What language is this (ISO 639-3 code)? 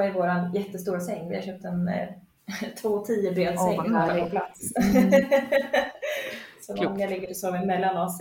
swe